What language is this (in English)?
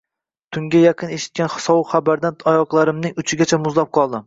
Uzbek